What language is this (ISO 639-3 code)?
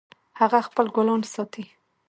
pus